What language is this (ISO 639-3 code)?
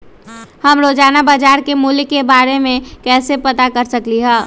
mag